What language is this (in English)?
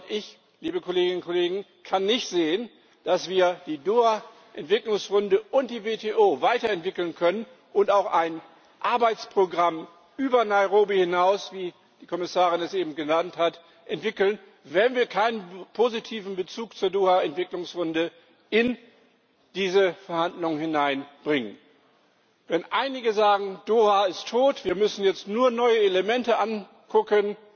German